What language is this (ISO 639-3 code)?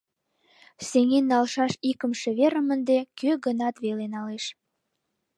chm